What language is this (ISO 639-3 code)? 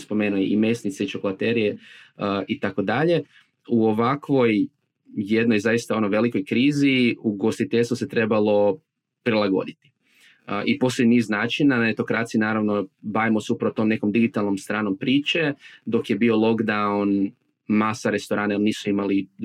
hrv